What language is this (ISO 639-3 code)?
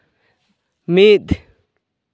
sat